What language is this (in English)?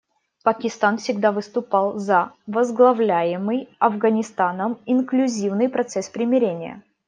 Russian